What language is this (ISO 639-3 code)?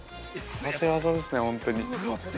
jpn